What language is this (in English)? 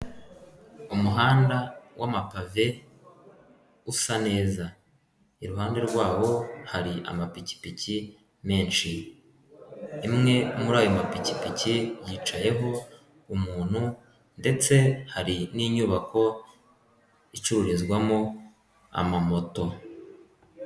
Kinyarwanda